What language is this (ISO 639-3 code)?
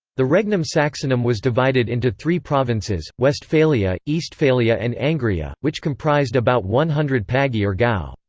eng